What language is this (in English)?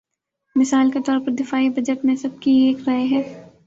Urdu